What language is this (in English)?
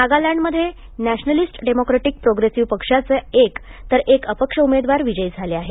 Marathi